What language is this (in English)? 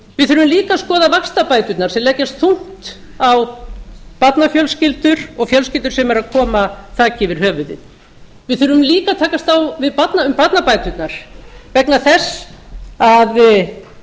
Icelandic